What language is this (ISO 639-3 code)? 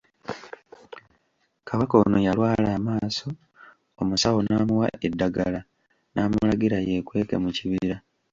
lug